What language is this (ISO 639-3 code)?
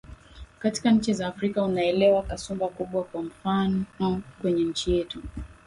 swa